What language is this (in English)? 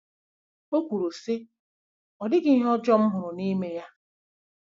Igbo